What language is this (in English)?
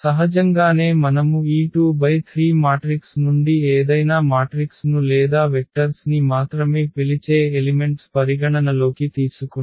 Telugu